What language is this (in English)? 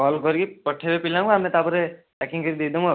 Odia